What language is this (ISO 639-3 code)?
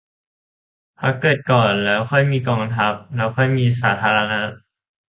tha